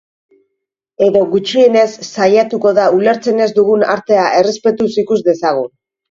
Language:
Basque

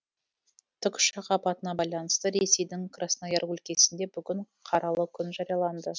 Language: Kazakh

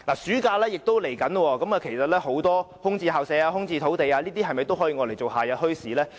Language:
Cantonese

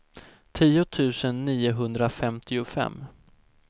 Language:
Swedish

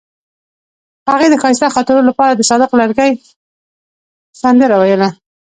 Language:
Pashto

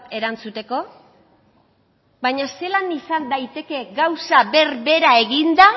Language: Basque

